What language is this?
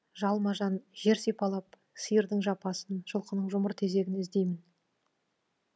Kazakh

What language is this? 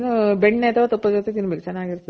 Kannada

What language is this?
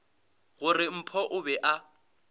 Northern Sotho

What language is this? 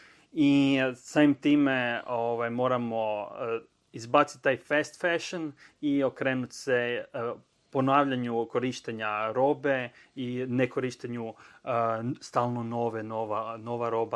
Croatian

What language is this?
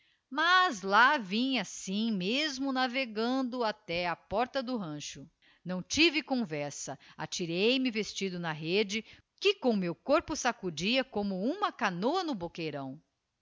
Portuguese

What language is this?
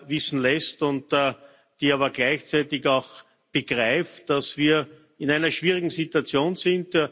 German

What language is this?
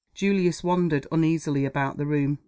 English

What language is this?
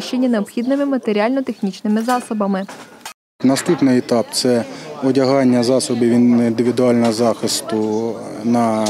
Ukrainian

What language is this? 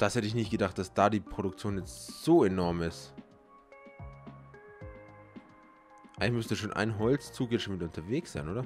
German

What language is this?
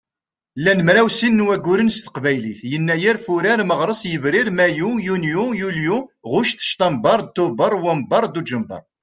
Kabyle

